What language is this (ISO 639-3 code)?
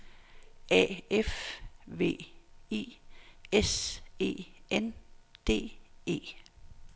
dan